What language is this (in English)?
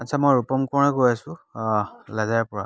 Assamese